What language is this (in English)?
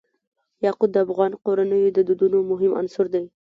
Pashto